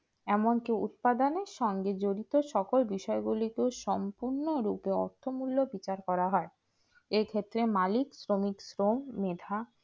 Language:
Bangla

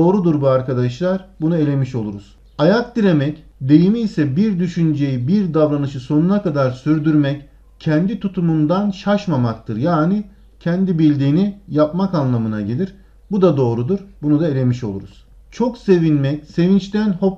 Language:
Turkish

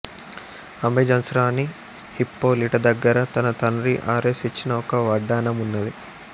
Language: Telugu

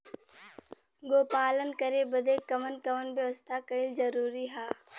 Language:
Bhojpuri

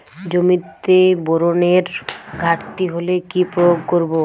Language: Bangla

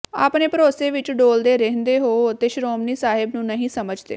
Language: Punjabi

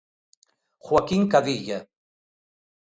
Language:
Galician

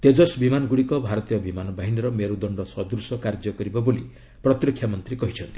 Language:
Odia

